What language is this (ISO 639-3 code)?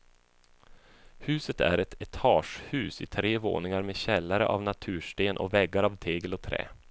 swe